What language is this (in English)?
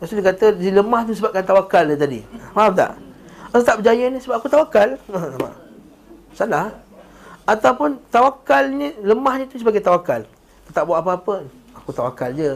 Malay